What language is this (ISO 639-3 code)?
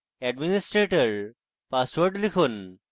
ben